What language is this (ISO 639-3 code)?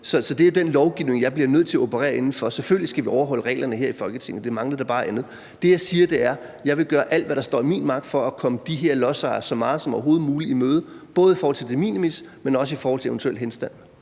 dan